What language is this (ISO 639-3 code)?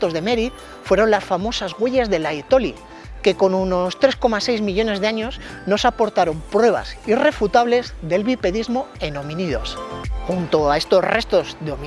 spa